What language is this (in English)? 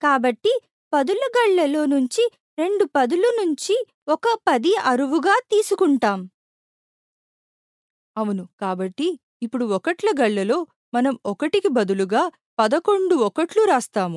Hindi